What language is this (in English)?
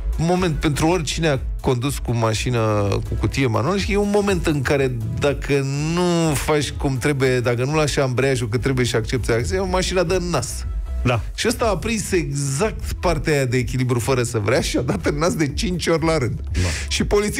Romanian